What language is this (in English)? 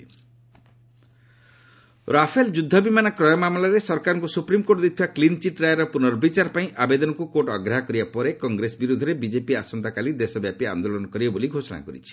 Odia